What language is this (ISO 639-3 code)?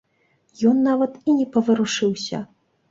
bel